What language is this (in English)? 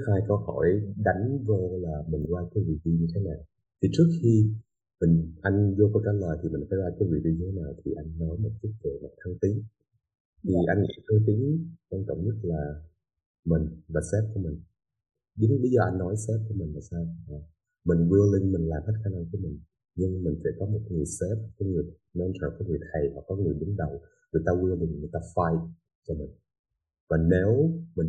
Vietnamese